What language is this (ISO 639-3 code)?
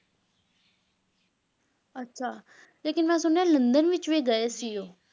pan